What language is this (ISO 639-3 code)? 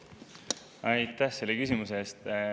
est